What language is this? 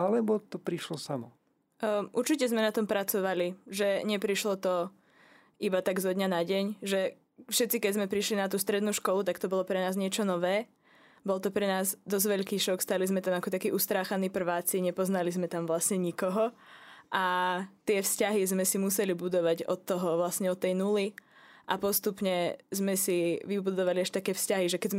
Slovak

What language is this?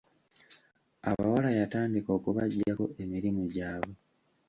Ganda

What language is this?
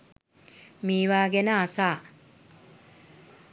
Sinhala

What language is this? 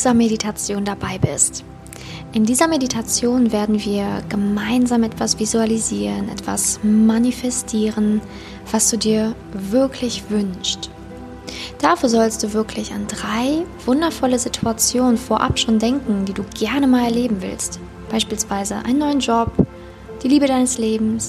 German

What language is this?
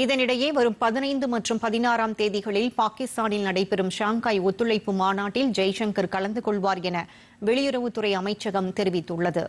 Tamil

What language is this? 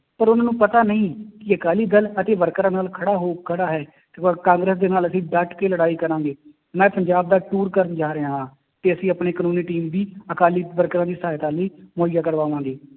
Punjabi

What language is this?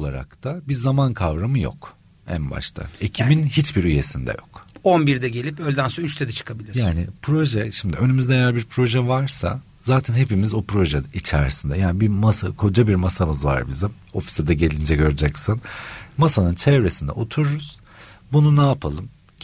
Turkish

